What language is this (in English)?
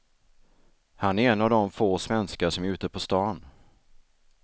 Swedish